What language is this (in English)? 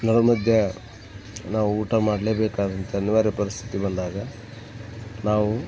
Kannada